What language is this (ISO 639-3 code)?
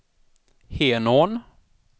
swe